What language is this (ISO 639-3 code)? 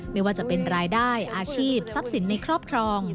tha